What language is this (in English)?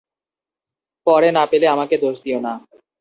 Bangla